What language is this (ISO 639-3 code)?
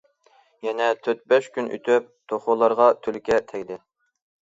uig